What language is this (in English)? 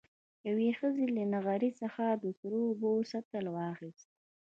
Pashto